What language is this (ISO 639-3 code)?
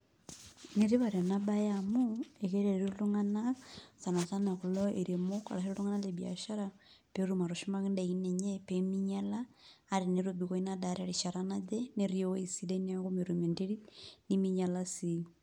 mas